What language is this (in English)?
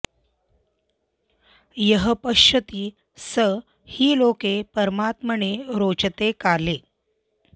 Sanskrit